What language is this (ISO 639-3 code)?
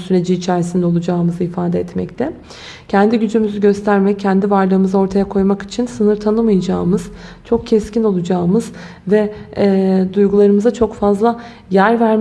tur